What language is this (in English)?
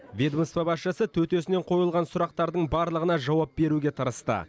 Kazakh